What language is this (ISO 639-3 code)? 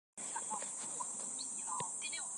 zho